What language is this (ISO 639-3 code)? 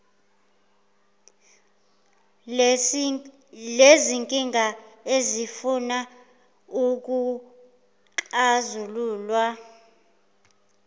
zul